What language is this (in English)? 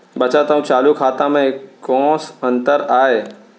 Chhattisgarhi